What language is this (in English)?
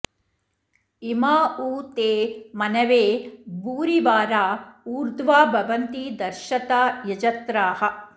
Sanskrit